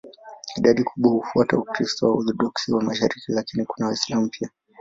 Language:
Swahili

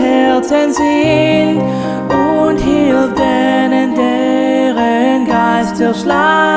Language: German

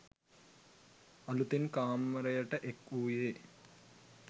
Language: Sinhala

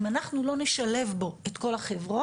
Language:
Hebrew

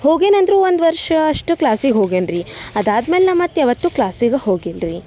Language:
Kannada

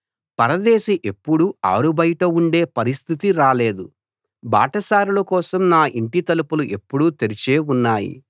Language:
Telugu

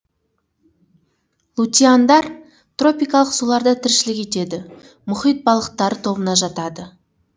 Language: Kazakh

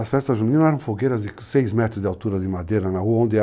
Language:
Portuguese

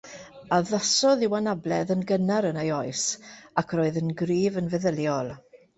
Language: Welsh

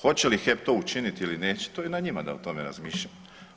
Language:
Croatian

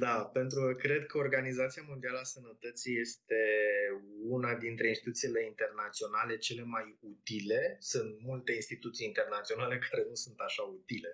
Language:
Romanian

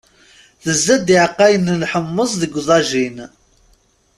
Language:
Kabyle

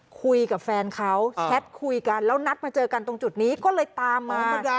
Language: Thai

